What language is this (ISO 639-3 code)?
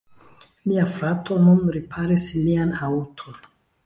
epo